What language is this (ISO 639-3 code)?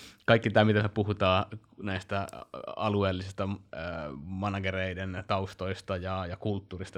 fin